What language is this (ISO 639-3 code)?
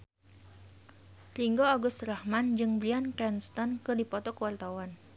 sun